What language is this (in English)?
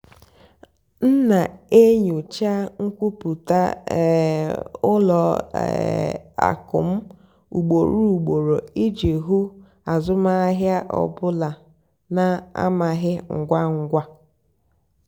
Igbo